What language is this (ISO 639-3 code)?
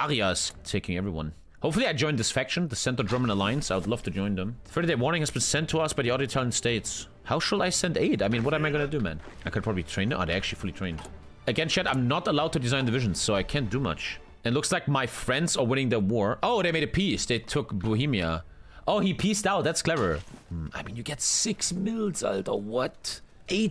eng